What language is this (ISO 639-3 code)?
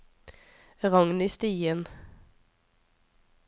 nor